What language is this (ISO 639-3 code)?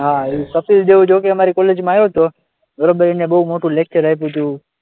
guj